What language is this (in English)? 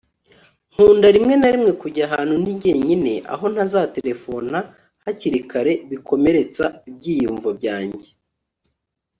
Kinyarwanda